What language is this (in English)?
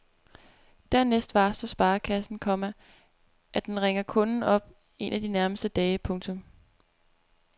Danish